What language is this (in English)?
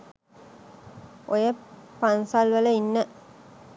Sinhala